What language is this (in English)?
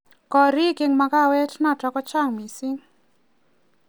Kalenjin